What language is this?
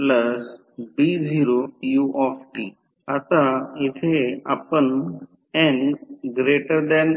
Marathi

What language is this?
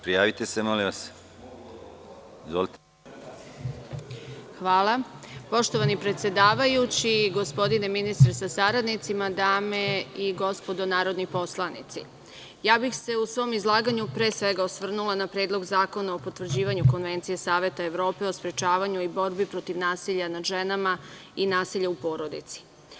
Serbian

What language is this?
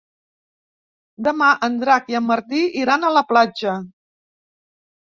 Catalan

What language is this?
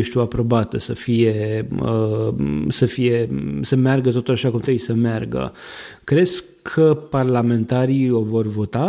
Romanian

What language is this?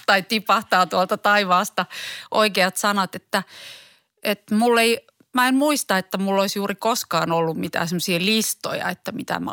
Finnish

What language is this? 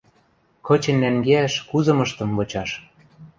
Western Mari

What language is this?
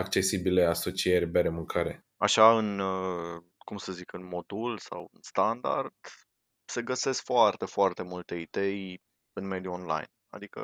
Romanian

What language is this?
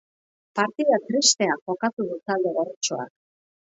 Basque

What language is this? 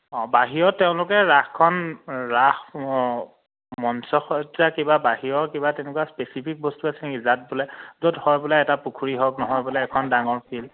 Assamese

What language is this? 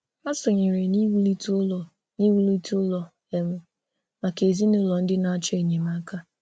Igbo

